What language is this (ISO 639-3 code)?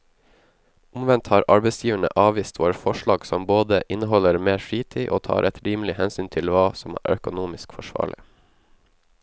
nor